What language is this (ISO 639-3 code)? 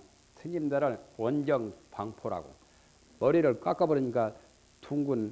kor